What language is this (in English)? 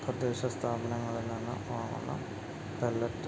Malayalam